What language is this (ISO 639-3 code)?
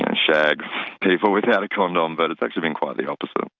eng